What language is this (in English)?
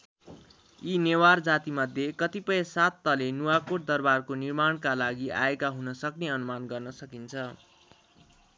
Nepali